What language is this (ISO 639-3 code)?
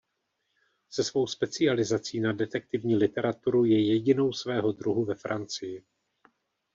ces